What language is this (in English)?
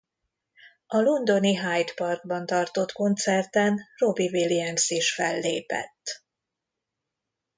Hungarian